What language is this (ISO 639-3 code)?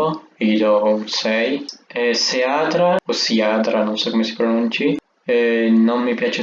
ita